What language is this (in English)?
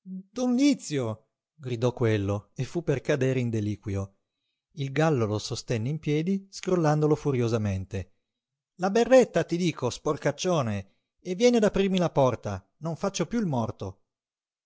Italian